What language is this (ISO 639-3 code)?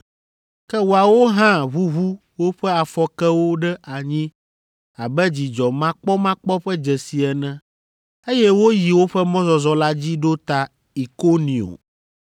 ewe